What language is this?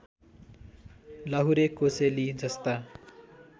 Nepali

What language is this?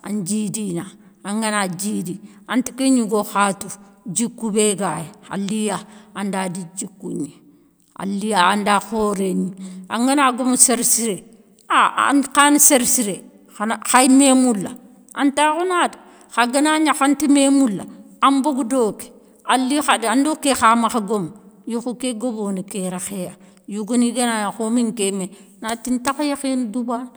Soninke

